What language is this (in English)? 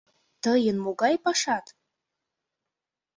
Mari